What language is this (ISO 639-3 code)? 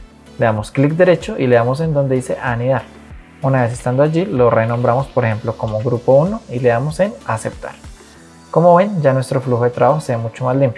spa